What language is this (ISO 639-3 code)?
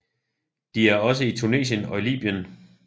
dan